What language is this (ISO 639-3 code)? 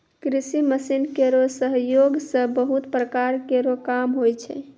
mai